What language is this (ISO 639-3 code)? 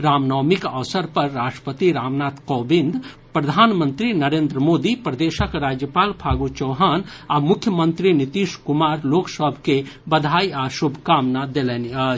mai